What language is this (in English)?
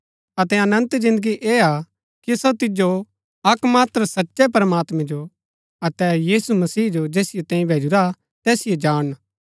Gaddi